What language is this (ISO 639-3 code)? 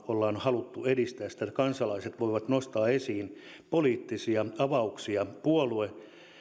fin